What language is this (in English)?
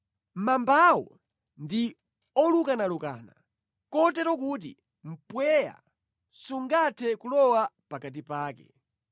Nyanja